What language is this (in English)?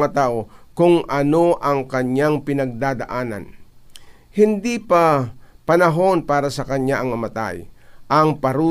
Filipino